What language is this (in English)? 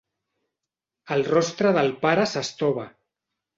Catalan